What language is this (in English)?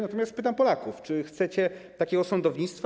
Polish